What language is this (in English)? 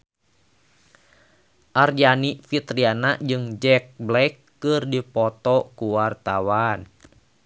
Sundanese